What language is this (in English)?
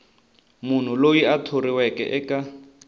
Tsonga